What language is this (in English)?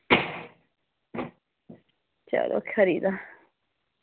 Dogri